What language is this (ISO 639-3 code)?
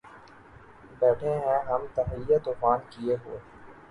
urd